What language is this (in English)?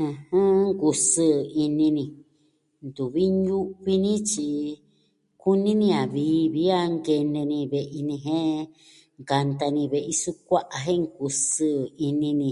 Southwestern Tlaxiaco Mixtec